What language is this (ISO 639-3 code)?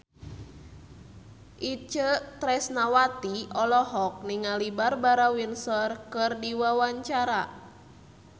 sun